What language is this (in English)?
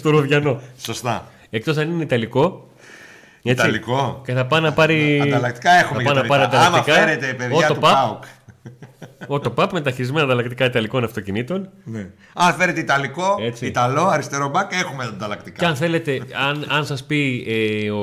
Greek